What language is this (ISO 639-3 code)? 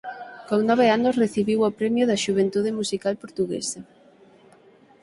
glg